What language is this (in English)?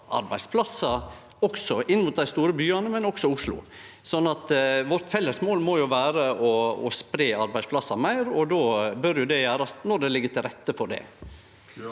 Norwegian